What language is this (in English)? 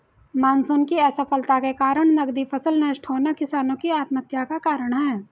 Hindi